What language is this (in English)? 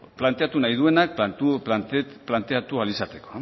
Basque